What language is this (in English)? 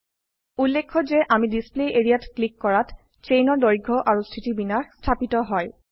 Assamese